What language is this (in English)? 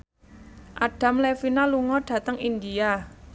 Javanese